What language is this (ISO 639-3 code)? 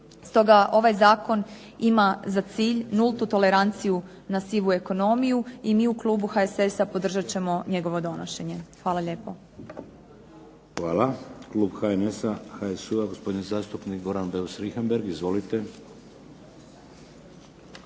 hrv